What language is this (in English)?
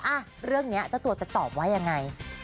Thai